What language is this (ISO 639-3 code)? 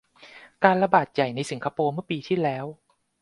tha